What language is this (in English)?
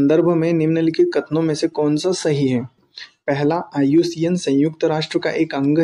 Hindi